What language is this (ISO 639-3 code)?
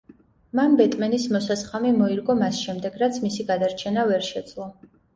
kat